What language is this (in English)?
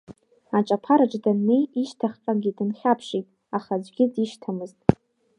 Abkhazian